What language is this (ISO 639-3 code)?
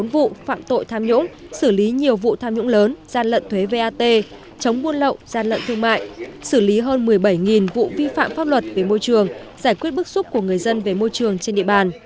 vie